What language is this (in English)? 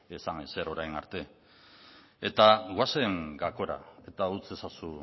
Basque